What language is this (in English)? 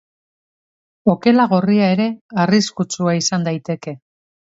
Basque